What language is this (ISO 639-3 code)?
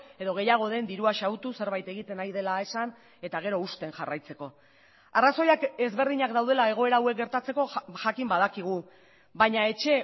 eus